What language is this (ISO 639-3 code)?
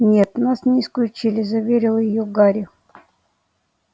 rus